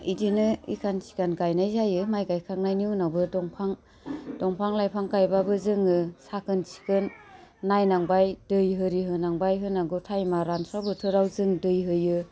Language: Bodo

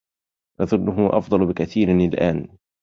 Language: Arabic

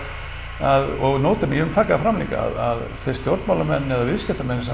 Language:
Icelandic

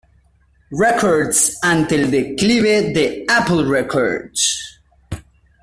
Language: Spanish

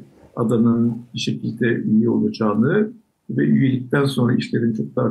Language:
Turkish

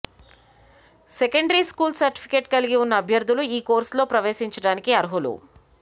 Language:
Telugu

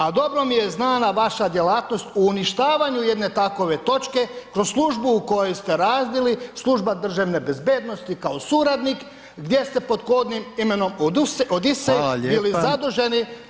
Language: Croatian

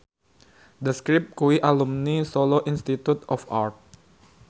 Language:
Javanese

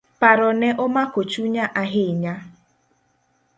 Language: Luo (Kenya and Tanzania)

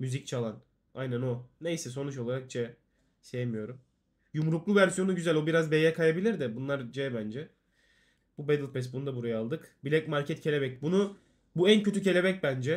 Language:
Turkish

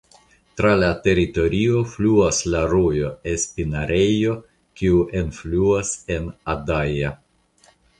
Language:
Esperanto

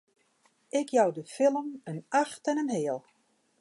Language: Western Frisian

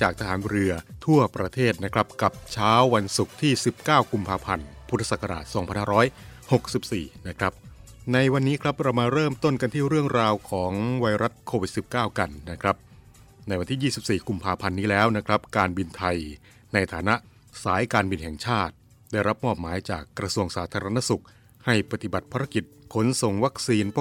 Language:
Thai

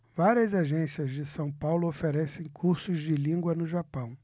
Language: Portuguese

